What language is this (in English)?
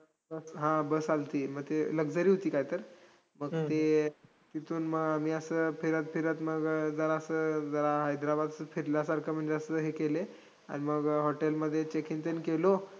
Marathi